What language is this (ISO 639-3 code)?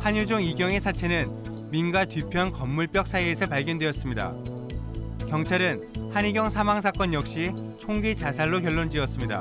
kor